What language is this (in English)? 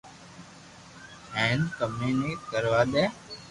Loarki